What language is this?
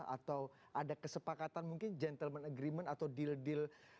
Indonesian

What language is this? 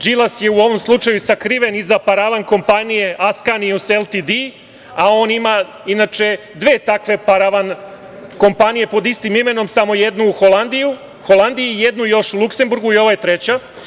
Serbian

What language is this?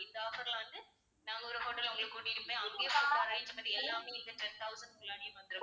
Tamil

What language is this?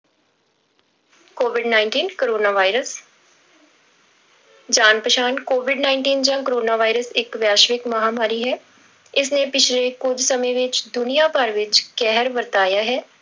Punjabi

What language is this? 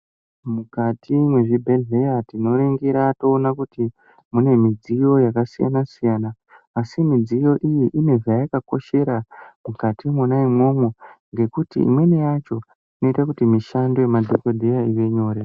Ndau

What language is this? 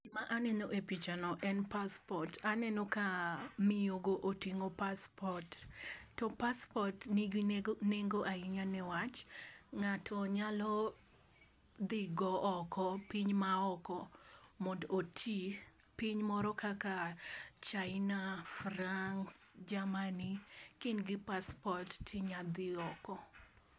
Luo (Kenya and Tanzania)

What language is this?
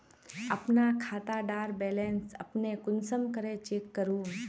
Magahi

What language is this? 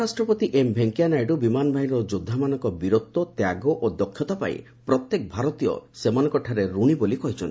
Odia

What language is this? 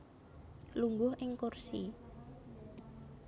Javanese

